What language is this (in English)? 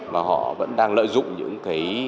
Vietnamese